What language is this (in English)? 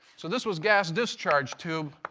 English